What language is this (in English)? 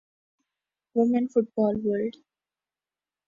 Urdu